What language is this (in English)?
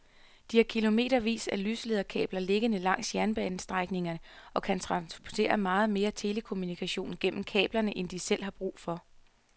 Danish